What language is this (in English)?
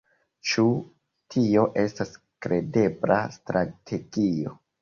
Esperanto